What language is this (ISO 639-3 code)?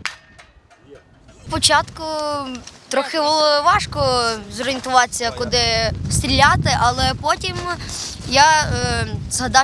ukr